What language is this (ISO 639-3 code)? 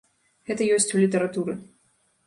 bel